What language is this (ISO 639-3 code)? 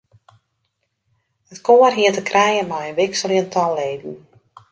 fry